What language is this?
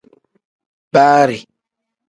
Tem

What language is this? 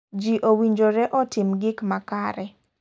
Luo (Kenya and Tanzania)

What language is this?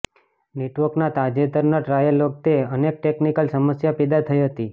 Gujarati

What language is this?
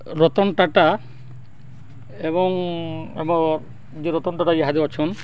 Odia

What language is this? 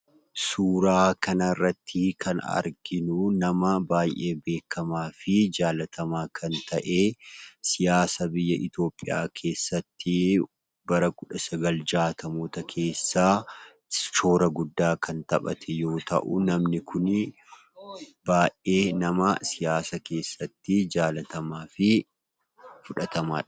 Oromo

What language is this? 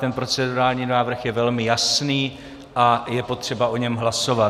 Czech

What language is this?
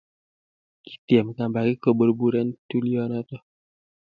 Kalenjin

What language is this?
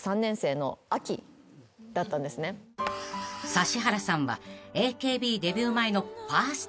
Japanese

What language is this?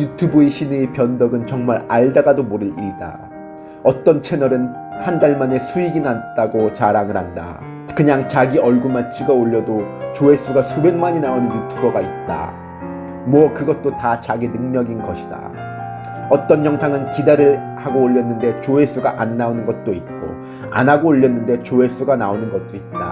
Korean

